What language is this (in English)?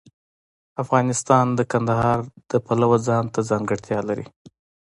Pashto